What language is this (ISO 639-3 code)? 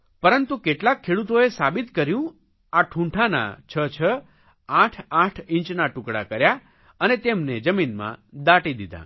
guj